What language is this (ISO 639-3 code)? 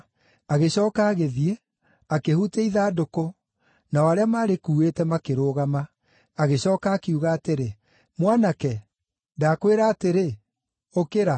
kik